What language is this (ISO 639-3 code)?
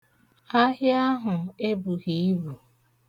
ibo